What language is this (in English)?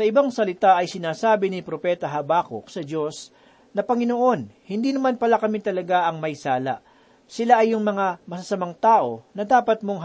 Filipino